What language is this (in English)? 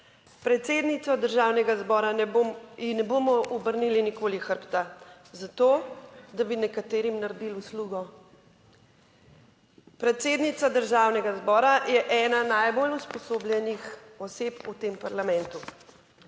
Slovenian